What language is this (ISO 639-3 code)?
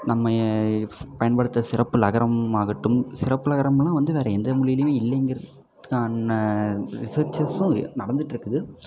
tam